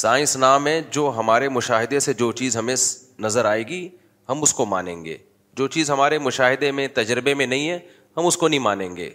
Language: Urdu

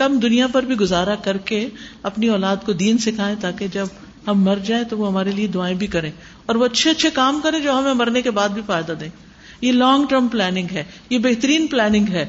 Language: Urdu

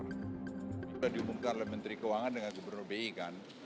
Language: Indonesian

